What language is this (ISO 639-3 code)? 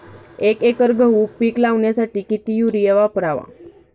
mar